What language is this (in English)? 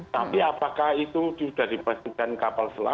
Indonesian